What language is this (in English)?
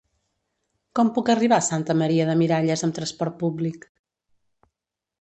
Catalan